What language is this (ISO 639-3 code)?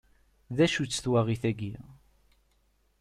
kab